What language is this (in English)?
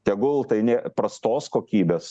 Lithuanian